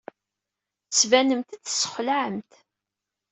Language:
Kabyle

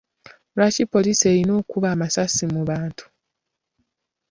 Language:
Ganda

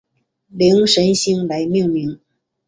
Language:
Chinese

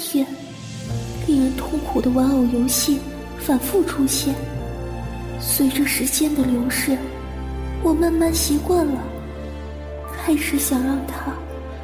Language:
Chinese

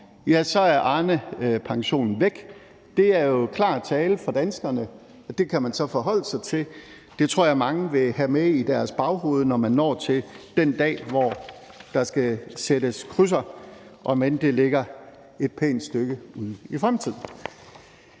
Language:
Danish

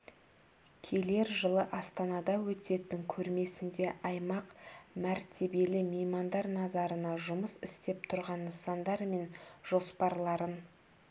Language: Kazakh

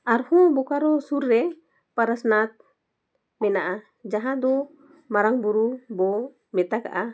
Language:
Santali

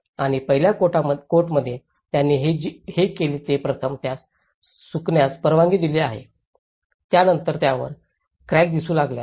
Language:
Marathi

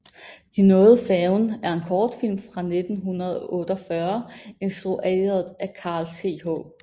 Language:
Danish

